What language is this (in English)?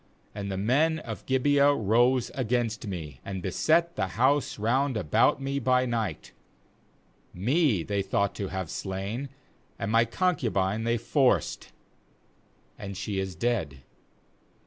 English